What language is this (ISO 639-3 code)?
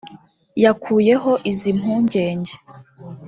kin